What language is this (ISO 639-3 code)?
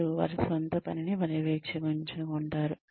tel